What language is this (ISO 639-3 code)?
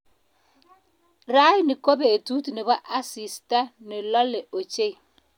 kln